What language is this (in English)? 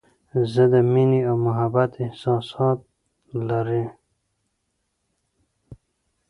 Pashto